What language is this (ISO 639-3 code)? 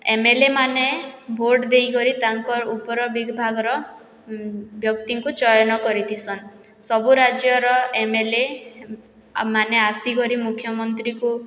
ori